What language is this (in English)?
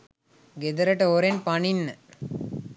Sinhala